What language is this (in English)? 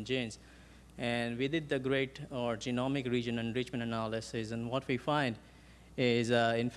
English